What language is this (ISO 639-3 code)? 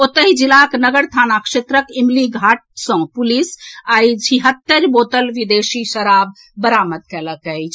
mai